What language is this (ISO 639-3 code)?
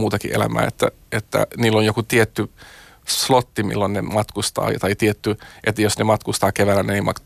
fin